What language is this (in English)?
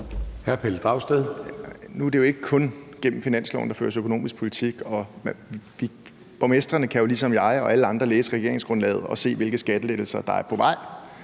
Danish